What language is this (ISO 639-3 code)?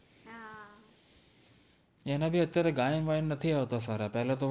guj